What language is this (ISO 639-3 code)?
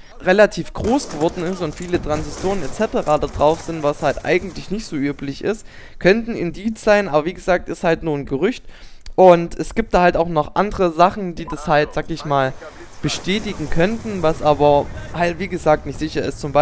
deu